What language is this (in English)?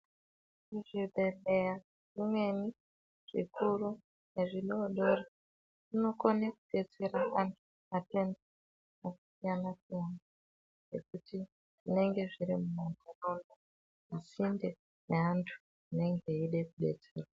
Ndau